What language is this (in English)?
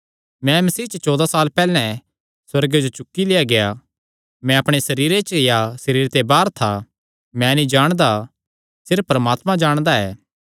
Kangri